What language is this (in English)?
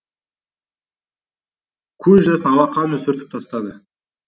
Kazakh